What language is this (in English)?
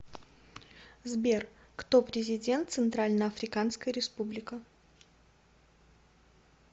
Russian